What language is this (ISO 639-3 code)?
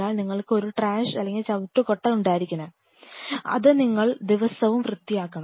mal